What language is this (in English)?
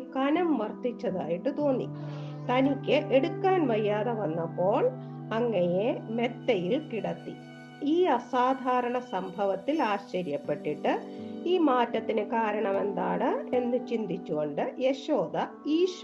Malayalam